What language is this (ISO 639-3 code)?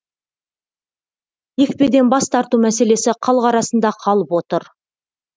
kaz